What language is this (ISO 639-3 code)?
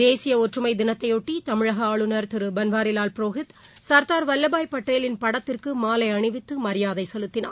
tam